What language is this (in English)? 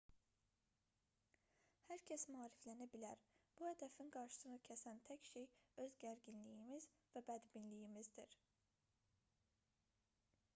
Azerbaijani